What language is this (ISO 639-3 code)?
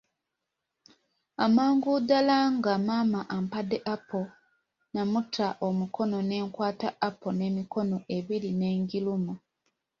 lug